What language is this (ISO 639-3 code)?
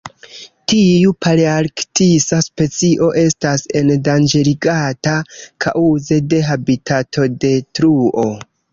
epo